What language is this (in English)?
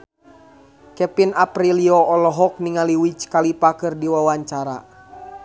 Sundanese